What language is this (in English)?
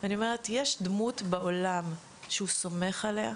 Hebrew